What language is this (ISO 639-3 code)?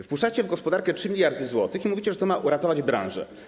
pol